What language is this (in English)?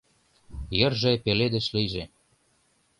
Mari